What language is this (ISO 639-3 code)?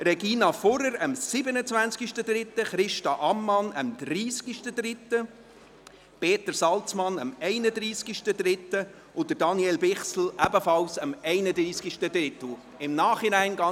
gsw